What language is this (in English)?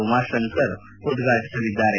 Kannada